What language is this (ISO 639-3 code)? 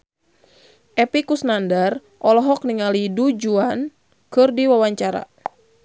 sun